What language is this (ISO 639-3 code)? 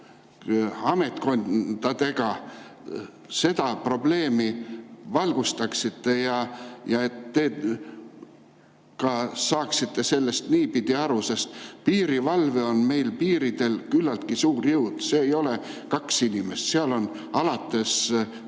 est